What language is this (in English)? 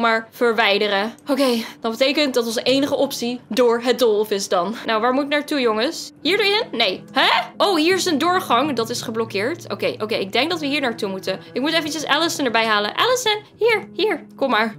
Dutch